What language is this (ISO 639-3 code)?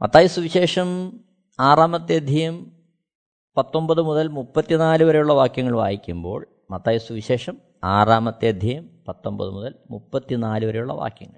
mal